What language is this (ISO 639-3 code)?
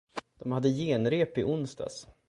swe